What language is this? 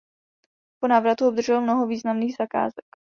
Czech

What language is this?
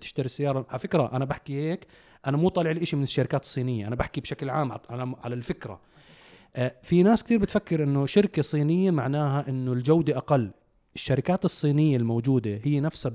Arabic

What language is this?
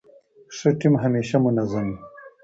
Pashto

